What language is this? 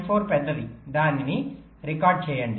Telugu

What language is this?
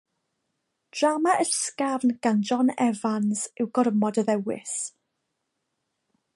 Welsh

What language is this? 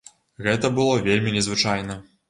Belarusian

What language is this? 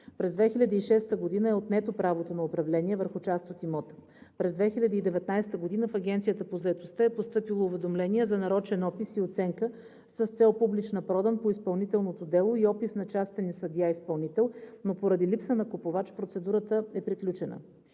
Bulgarian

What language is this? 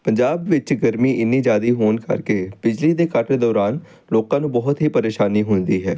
Punjabi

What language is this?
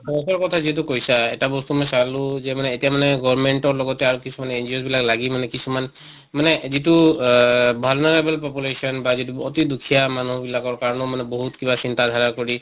Assamese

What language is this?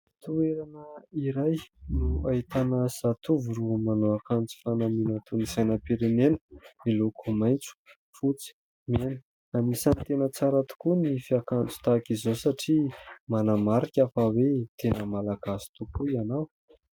Malagasy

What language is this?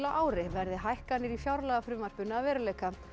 Icelandic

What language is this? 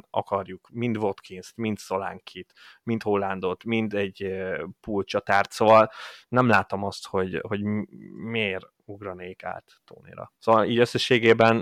Hungarian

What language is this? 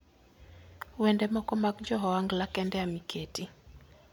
Luo (Kenya and Tanzania)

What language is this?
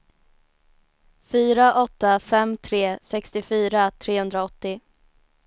Swedish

